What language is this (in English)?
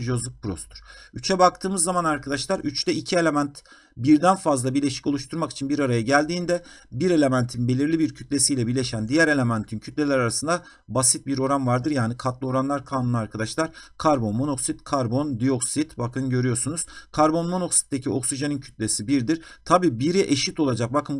Turkish